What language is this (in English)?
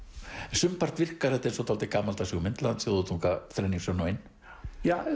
Icelandic